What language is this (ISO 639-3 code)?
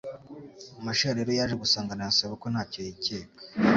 kin